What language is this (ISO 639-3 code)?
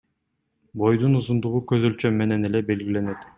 kir